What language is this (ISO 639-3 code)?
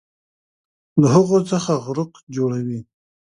pus